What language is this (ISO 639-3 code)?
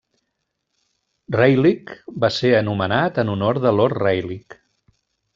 cat